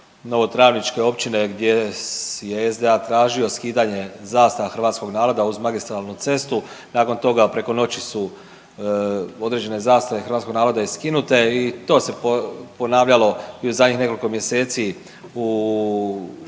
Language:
Croatian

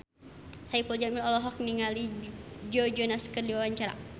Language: Sundanese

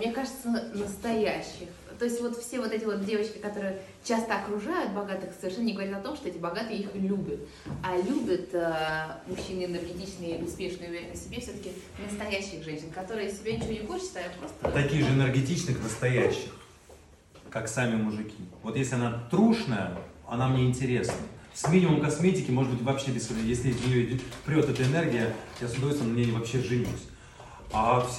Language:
Russian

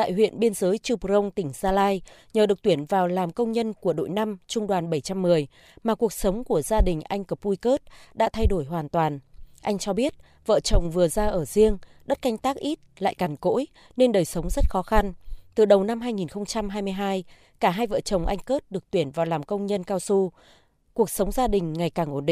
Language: Vietnamese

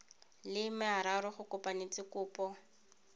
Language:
Tswana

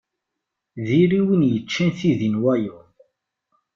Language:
Kabyle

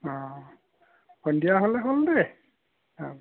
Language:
Assamese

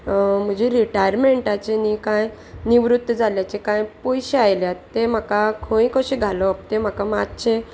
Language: Konkani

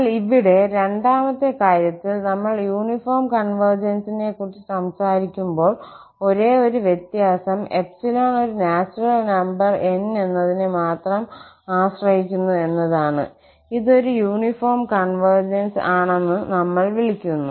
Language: Malayalam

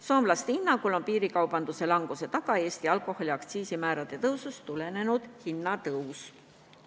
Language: Estonian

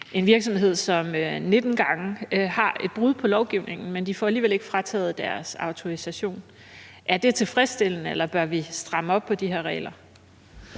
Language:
Danish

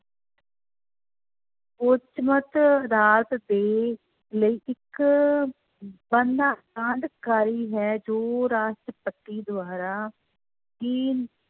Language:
Punjabi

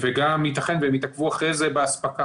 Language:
Hebrew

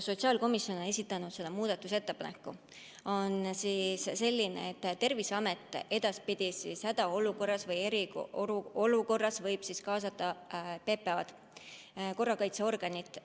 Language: Estonian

